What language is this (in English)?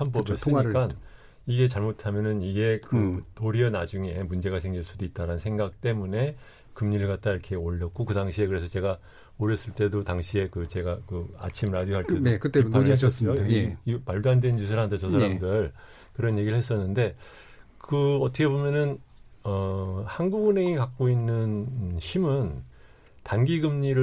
Korean